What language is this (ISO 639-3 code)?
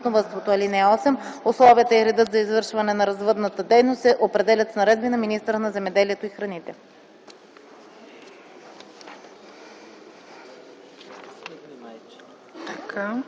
bul